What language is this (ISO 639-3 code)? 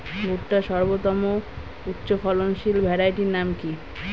ben